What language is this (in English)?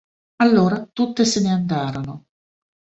Italian